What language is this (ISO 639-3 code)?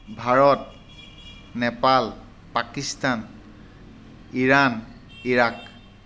asm